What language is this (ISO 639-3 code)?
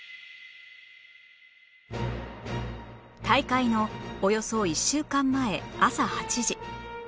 jpn